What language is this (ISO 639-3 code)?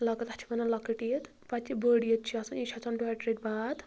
kas